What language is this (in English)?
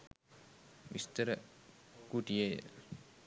Sinhala